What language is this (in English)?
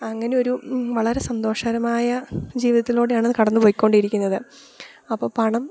Malayalam